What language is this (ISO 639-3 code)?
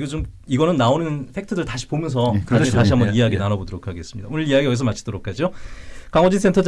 kor